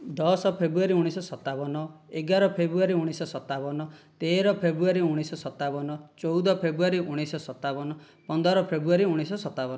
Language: Odia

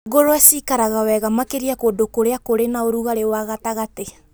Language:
Kikuyu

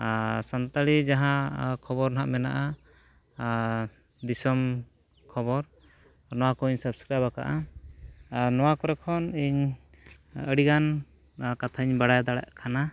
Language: Santali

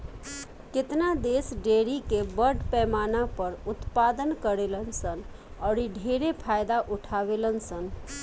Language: Bhojpuri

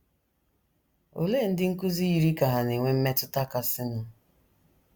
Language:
Igbo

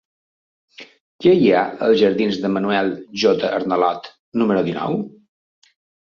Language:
Catalan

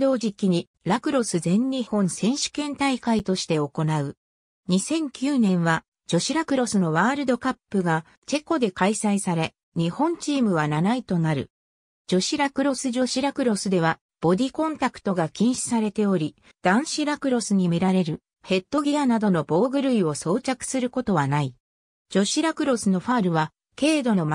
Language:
Japanese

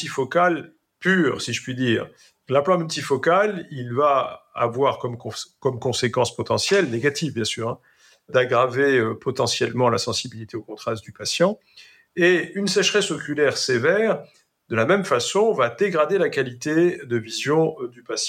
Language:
French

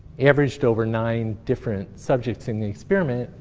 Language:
English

